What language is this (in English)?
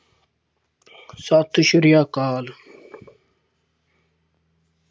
Punjabi